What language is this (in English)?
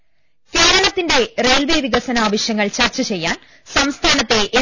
Malayalam